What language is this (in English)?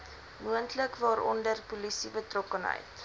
Afrikaans